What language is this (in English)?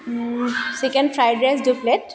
Assamese